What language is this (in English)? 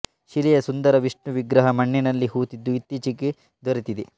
Kannada